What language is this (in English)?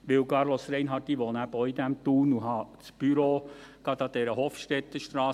Swiss German